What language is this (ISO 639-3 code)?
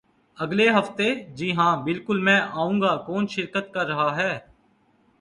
urd